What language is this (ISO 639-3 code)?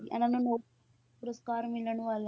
pan